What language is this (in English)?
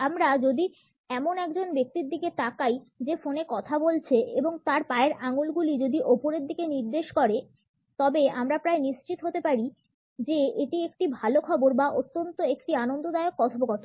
Bangla